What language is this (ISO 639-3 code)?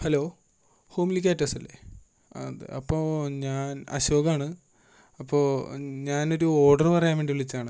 mal